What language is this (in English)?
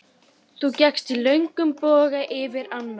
Icelandic